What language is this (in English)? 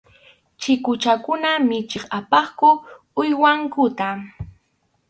Arequipa-La Unión Quechua